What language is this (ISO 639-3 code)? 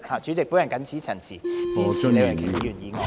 yue